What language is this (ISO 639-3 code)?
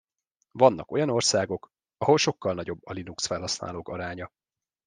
hun